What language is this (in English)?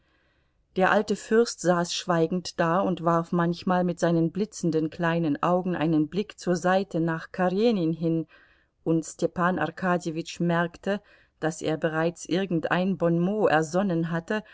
German